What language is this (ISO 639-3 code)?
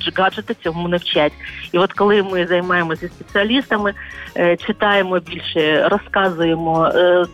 ukr